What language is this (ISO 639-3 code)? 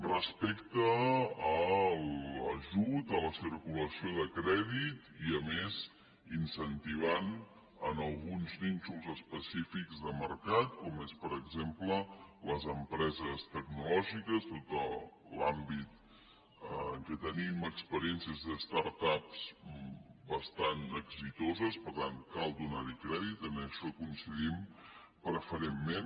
cat